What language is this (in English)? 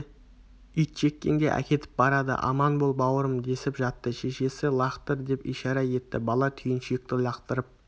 Kazakh